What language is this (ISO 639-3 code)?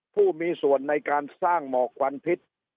tha